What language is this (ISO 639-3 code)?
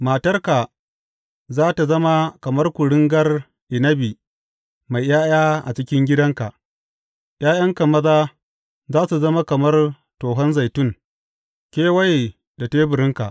hau